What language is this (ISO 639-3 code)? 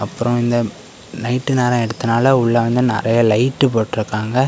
tam